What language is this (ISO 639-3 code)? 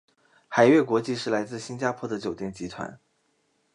zho